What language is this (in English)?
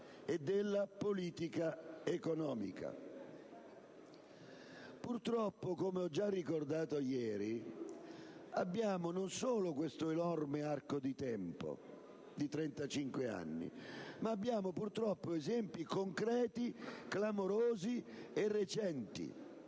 Italian